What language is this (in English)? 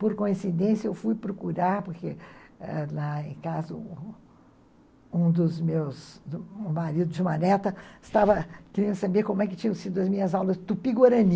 Portuguese